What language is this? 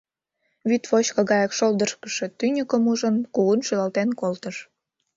Mari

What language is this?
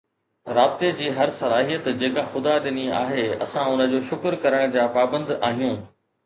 Sindhi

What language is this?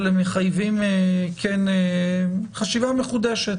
Hebrew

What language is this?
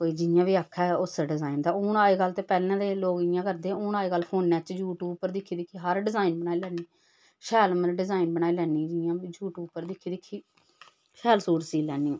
Dogri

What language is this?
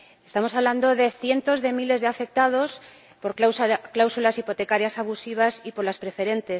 Spanish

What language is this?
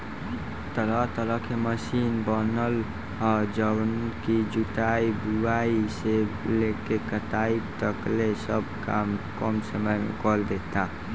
Bhojpuri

